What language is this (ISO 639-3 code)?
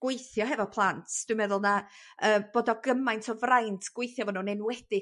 cym